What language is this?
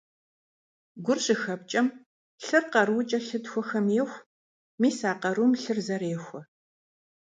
Kabardian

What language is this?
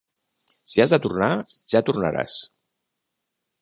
Catalan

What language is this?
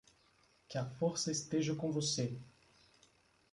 Portuguese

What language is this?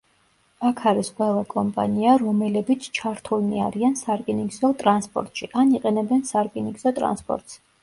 Georgian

